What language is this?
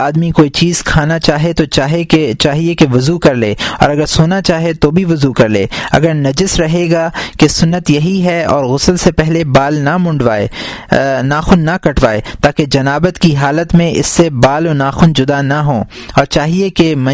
Urdu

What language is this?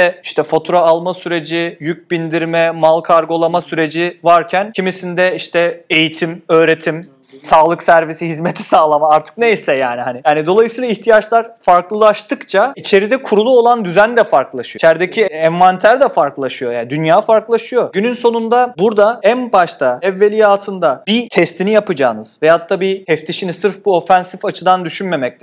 Turkish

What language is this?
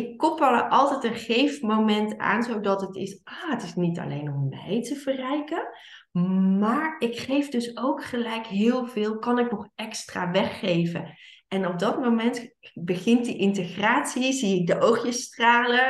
Dutch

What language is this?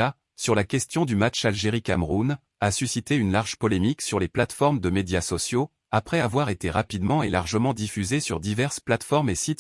French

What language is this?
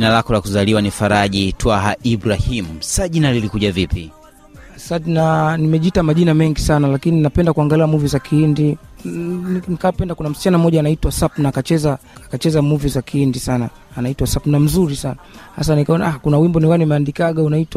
Swahili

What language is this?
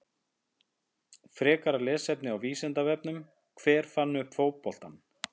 Icelandic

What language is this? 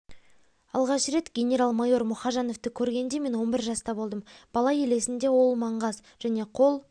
Kazakh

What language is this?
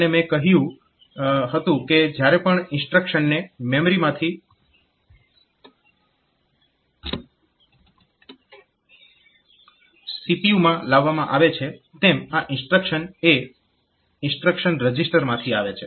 Gujarati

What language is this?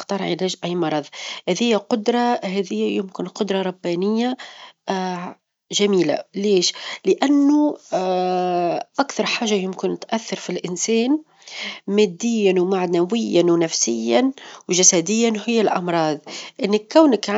Tunisian Arabic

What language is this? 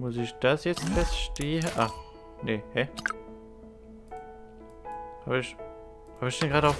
German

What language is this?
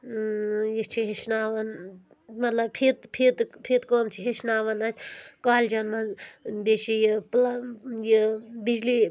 Kashmiri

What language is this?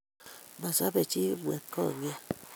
Kalenjin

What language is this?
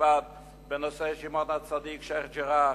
Hebrew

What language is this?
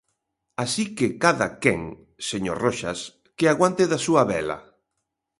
Galician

